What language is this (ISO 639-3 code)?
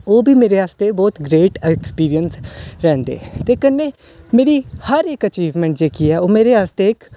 doi